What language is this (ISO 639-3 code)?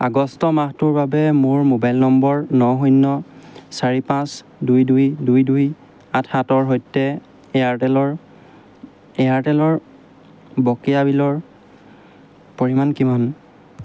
asm